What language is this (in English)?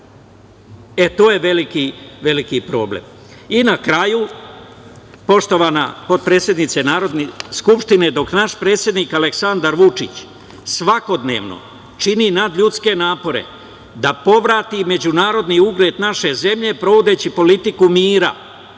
Serbian